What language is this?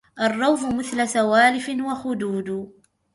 Arabic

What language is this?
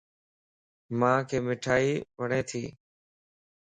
Lasi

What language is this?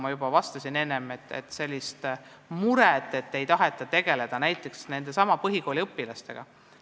Estonian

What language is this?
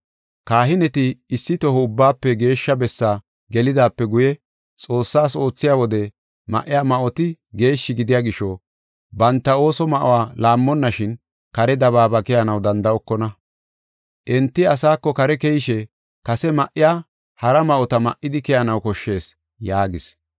Gofa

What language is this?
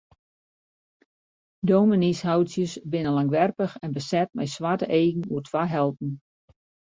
Western Frisian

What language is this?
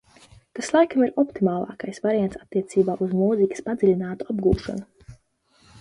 Latvian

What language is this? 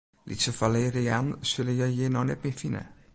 Western Frisian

